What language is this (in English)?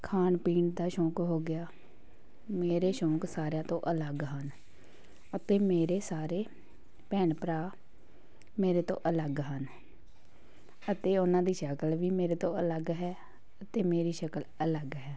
Punjabi